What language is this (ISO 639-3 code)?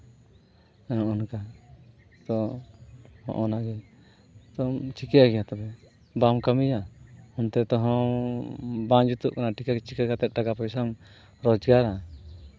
sat